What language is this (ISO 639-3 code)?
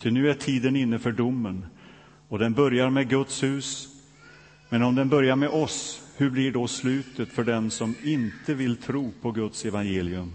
swe